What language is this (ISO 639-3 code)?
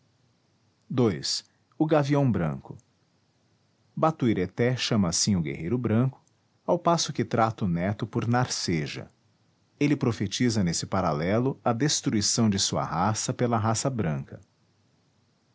por